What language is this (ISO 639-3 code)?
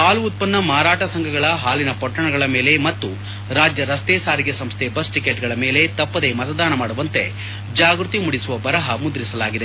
kan